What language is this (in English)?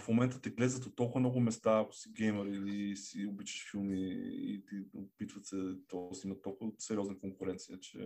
Bulgarian